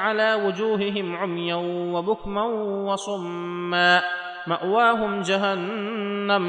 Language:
Arabic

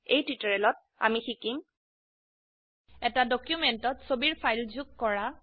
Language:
Assamese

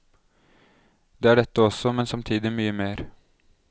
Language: Norwegian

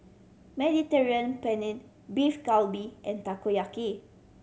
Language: English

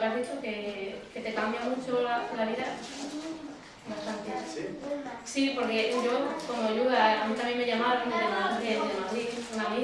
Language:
Spanish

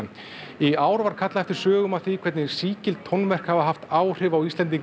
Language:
Icelandic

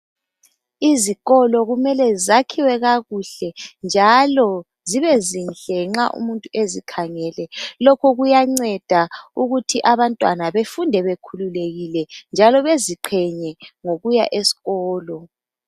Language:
North Ndebele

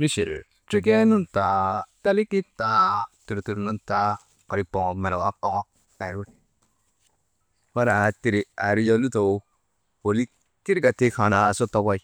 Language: Maba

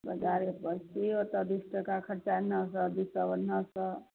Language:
Maithili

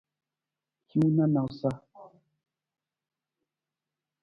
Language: Nawdm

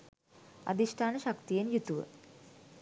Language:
Sinhala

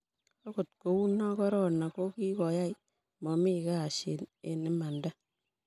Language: Kalenjin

